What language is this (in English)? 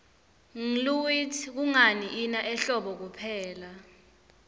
Swati